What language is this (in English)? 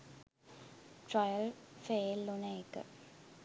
Sinhala